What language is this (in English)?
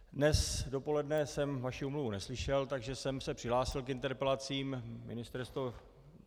Czech